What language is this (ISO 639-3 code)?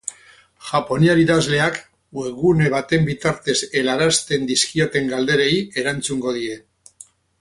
eus